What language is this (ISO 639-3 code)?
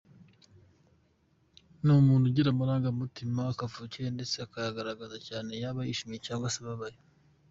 kin